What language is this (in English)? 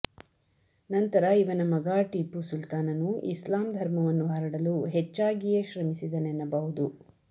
Kannada